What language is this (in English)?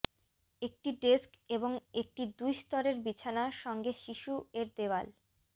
Bangla